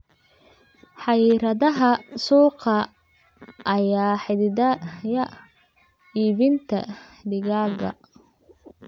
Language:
Somali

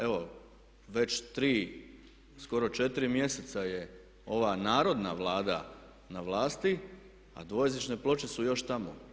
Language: Croatian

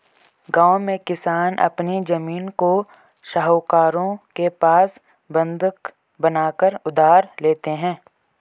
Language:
Hindi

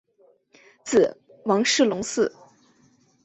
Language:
Chinese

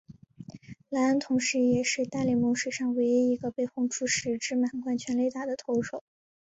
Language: Chinese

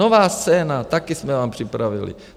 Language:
Czech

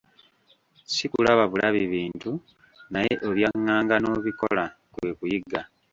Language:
Ganda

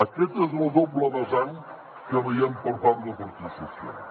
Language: Catalan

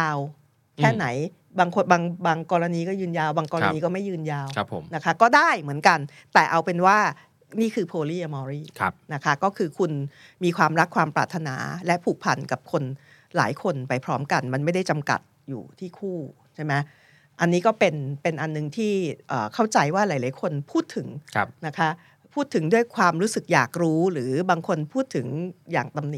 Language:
Thai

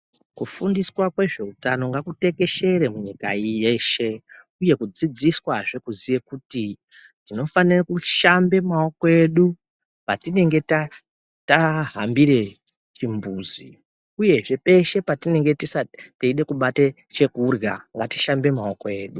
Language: Ndau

